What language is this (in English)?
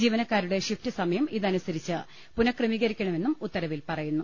Malayalam